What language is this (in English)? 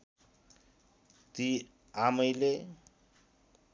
Nepali